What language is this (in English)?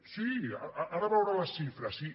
Catalan